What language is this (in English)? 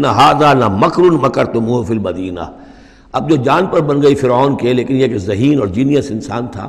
Urdu